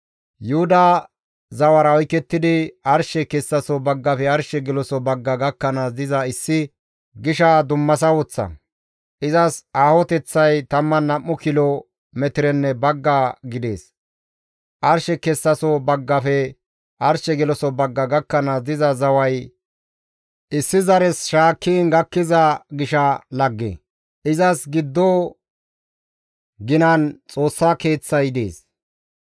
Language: Gamo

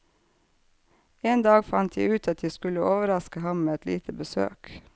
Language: Norwegian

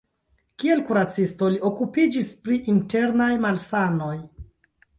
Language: Esperanto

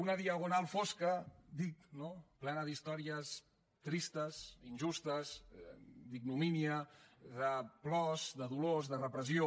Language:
Catalan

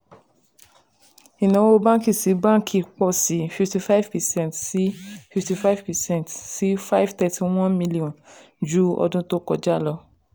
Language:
Yoruba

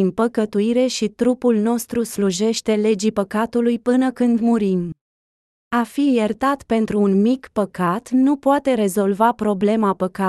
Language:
Romanian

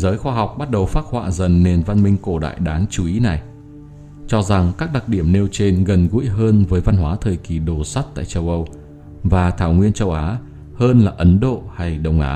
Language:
Vietnamese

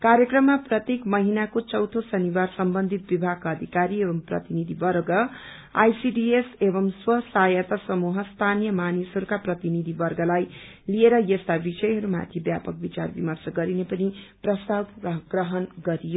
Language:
Nepali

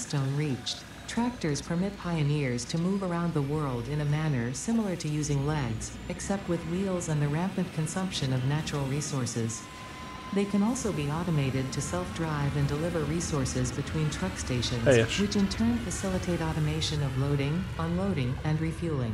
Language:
Hungarian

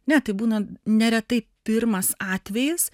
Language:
Lithuanian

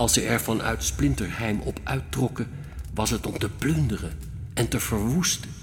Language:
Dutch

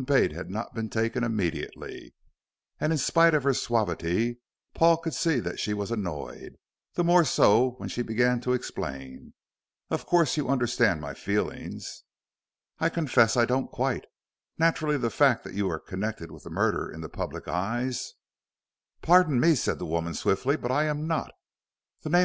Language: English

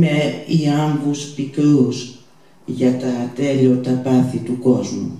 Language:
Greek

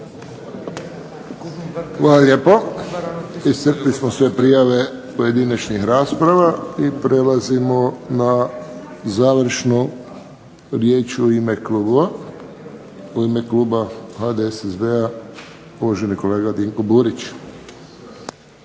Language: Croatian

